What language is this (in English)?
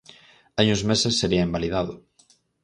Galician